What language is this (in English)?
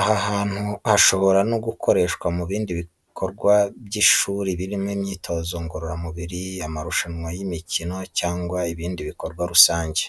Kinyarwanda